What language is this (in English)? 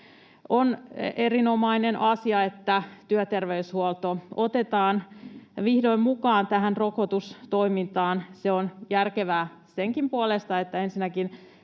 Finnish